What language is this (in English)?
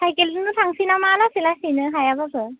Bodo